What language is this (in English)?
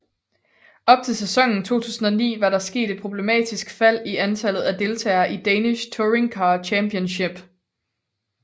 Danish